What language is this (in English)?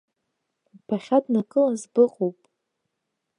Abkhazian